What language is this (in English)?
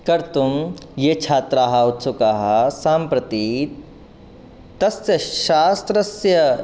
Sanskrit